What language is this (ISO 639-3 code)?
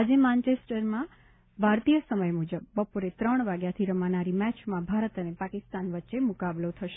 guj